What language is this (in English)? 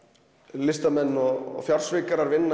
Icelandic